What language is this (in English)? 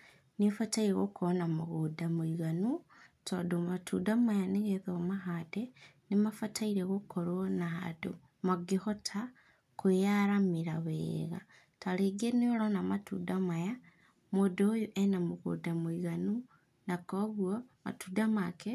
Kikuyu